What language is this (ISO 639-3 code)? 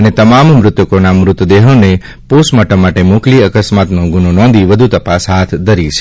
guj